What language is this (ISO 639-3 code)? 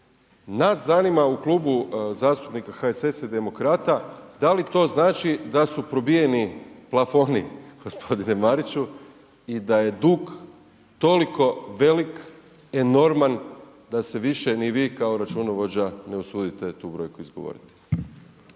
hrv